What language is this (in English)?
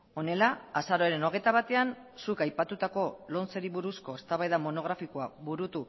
Basque